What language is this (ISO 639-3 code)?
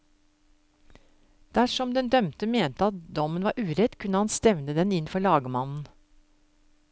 nor